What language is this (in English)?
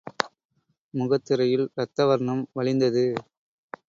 Tamil